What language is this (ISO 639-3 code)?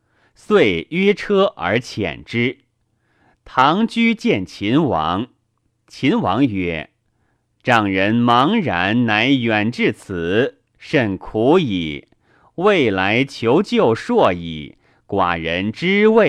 zho